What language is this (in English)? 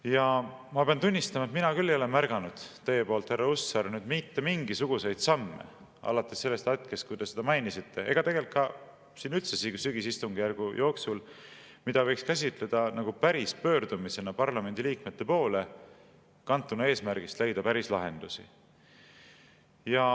Estonian